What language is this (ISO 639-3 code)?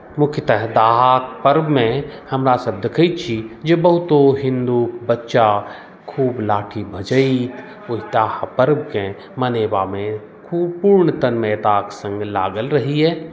mai